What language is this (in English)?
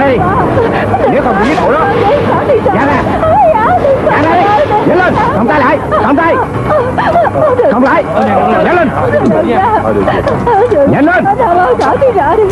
Vietnamese